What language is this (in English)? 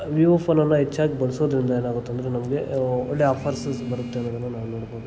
Kannada